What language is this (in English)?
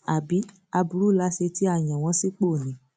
Yoruba